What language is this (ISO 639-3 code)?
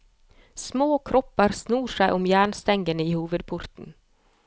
nor